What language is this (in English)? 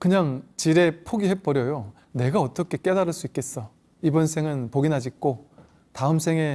Korean